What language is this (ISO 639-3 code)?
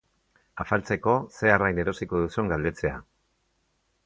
eus